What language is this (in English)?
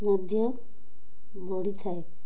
Odia